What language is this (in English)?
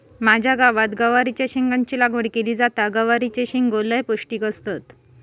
Marathi